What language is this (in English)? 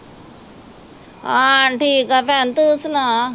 Punjabi